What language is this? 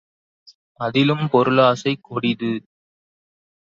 Tamil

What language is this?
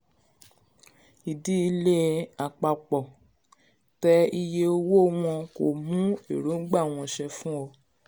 Yoruba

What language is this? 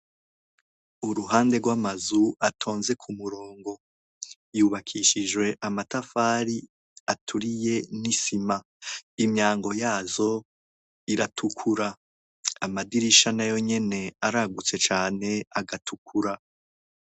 Rundi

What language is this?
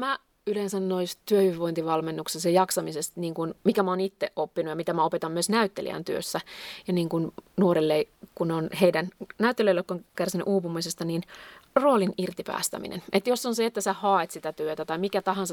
Finnish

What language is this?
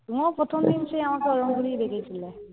Bangla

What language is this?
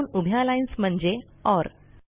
Marathi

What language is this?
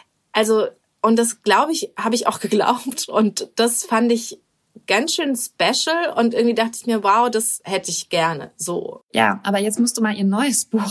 German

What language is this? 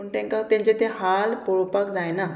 Konkani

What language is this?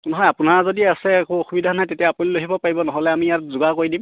Assamese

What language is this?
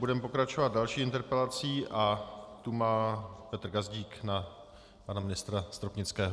Czech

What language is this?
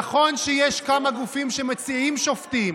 Hebrew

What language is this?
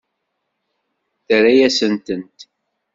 Kabyle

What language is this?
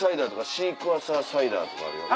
Japanese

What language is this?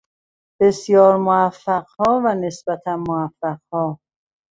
Persian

